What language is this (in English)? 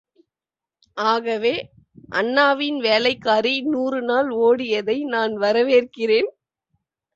Tamil